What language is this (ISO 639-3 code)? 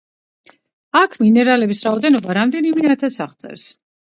kat